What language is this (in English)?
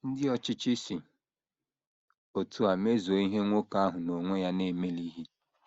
Igbo